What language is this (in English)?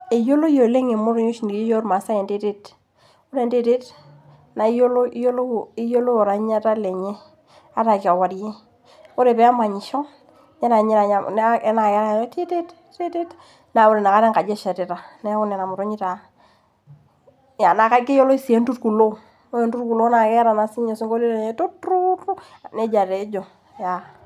Masai